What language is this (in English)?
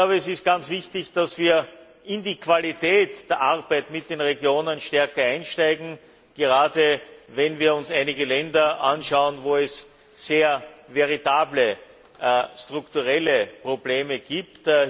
German